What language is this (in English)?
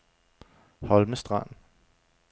Danish